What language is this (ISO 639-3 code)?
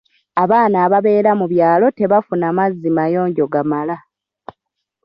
lug